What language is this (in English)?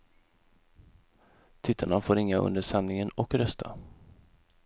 Swedish